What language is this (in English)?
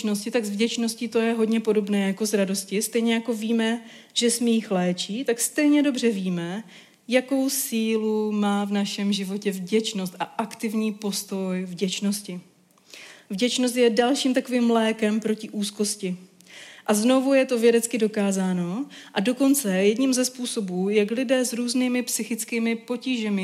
Czech